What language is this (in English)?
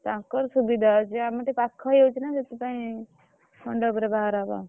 Odia